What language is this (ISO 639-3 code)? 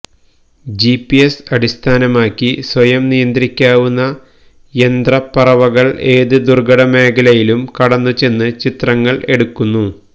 mal